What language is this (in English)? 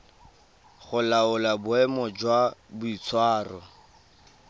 Tswana